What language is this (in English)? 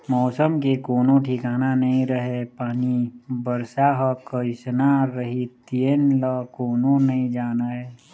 Chhattisgarhi